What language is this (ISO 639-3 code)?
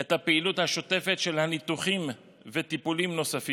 heb